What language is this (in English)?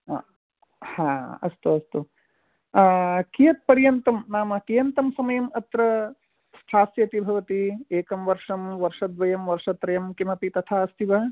Sanskrit